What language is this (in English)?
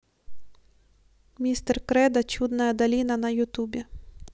Russian